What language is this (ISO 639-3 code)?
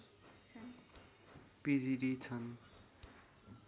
nep